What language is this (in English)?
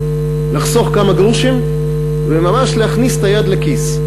Hebrew